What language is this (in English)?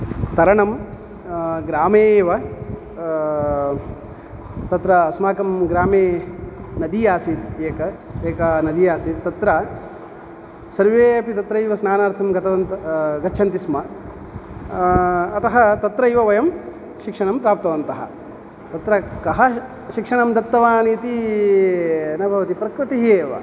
Sanskrit